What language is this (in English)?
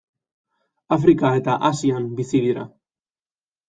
Basque